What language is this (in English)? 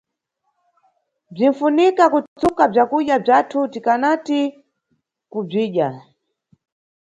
Nyungwe